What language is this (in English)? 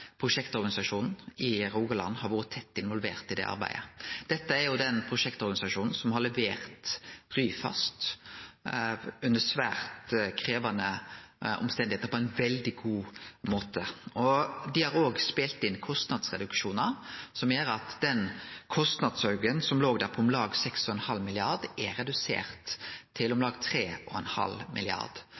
Norwegian Nynorsk